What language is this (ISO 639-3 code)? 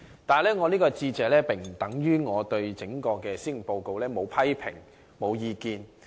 yue